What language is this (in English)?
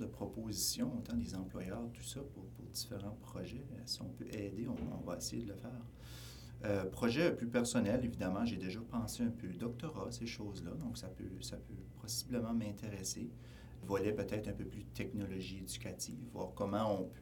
French